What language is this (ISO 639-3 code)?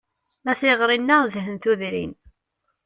kab